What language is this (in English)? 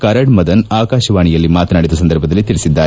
Kannada